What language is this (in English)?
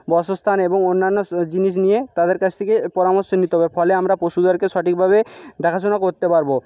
Bangla